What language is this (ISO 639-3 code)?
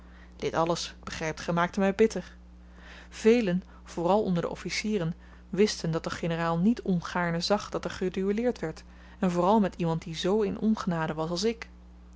nld